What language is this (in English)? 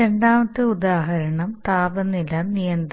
Malayalam